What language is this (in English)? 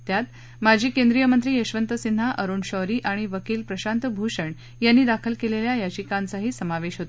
Marathi